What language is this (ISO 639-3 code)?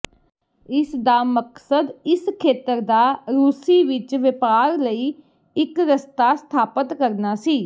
pan